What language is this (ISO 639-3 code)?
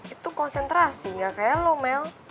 ind